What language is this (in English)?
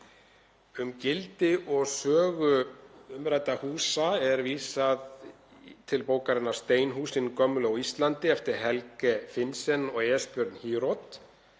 Icelandic